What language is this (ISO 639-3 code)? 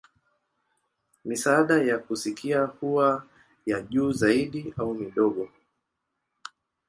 swa